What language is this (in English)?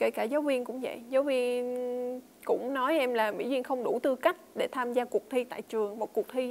Vietnamese